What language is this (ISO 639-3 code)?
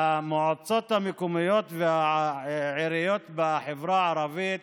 heb